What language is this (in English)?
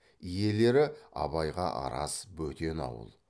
Kazakh